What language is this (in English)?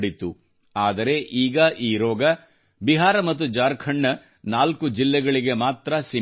Kannada